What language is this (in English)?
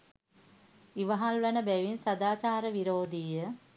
Sinhala